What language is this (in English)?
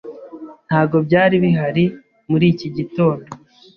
Kinyarwanda